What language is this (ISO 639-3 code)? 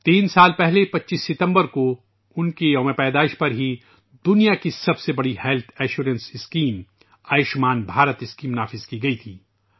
urd